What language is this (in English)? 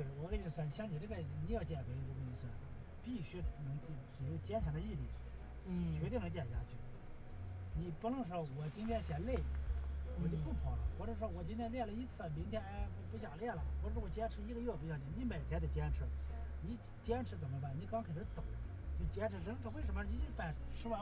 Chinese